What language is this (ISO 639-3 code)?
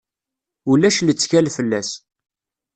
kab